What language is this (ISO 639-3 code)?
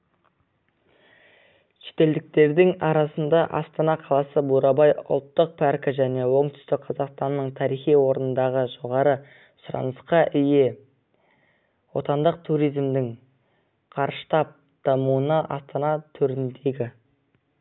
kaz